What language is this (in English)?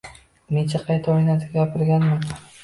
Uzbek